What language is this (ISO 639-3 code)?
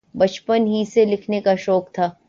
urd